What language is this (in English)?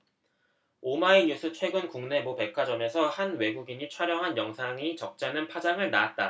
Korean